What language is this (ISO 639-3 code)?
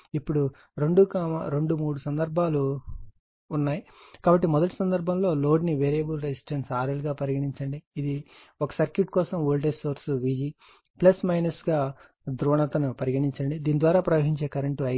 tel